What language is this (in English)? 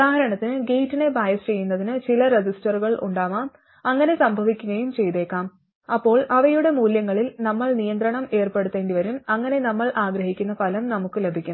Malayalam